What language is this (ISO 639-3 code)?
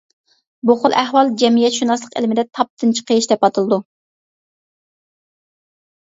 uig